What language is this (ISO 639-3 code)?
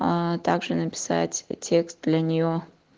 rus